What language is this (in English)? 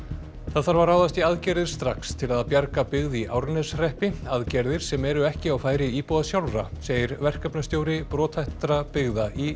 Icelandic